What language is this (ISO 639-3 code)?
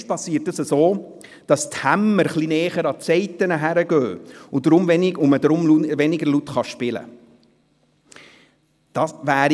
gsw